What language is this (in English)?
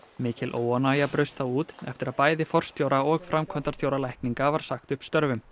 Icelandic